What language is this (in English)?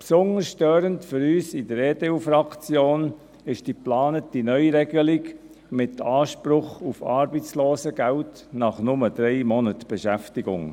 Swiss German